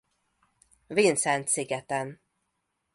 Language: Hungarian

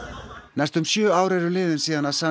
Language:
Icelandic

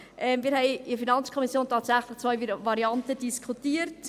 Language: Swiss German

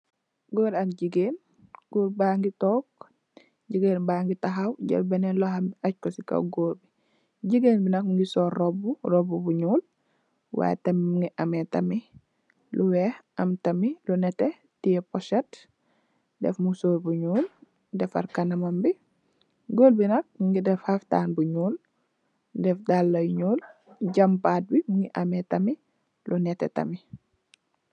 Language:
Wolof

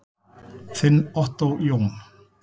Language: Icelandic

